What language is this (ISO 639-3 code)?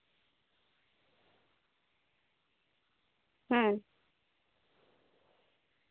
sat